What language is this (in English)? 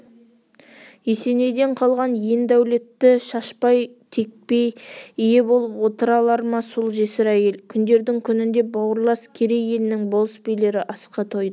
Kazakh